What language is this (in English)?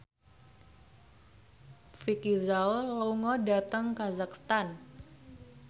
Javanese